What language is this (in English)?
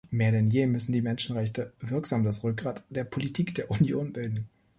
German